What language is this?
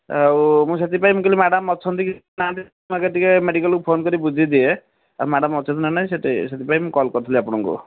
Odia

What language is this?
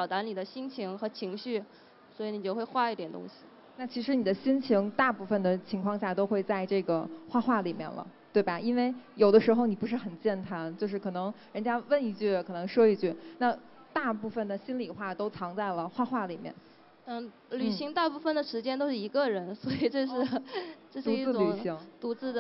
Chinese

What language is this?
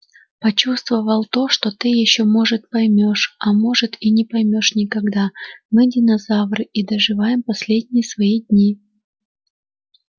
Russian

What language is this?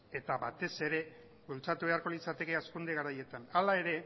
Basque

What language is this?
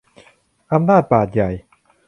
Thai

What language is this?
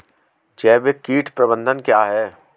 Hindi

